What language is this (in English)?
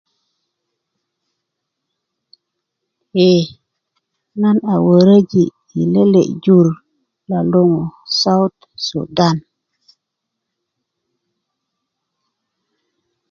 Kuku